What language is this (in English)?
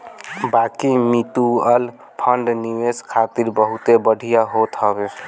Bhojpuri